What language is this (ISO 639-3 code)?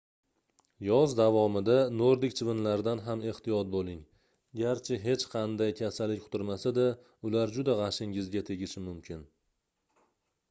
uzb